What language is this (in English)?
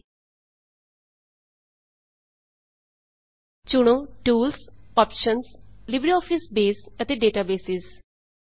Punjabi